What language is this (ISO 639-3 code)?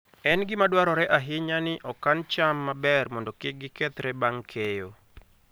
luo